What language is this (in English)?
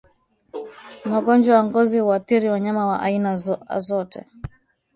Swahili